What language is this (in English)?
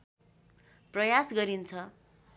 Nepali